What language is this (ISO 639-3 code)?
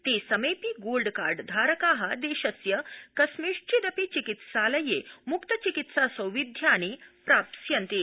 san